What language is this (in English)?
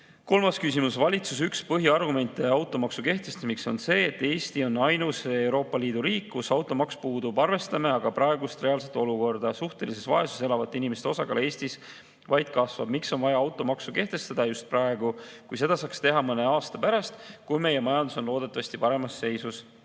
Estonian